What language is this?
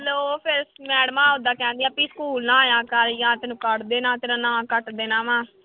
Punjabi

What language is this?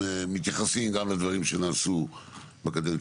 Hebrew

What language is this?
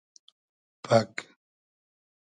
Hazaragi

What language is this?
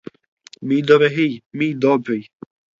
Ukrainian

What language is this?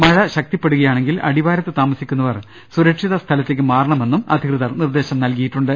Malayalam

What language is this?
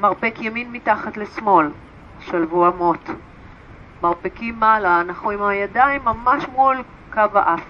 Hebrew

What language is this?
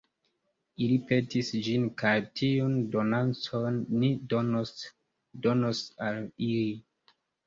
Esperanto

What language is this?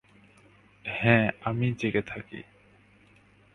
Bangla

